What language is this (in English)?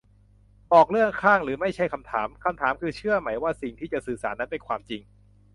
Thai